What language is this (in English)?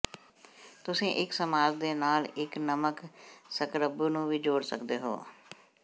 Punjabi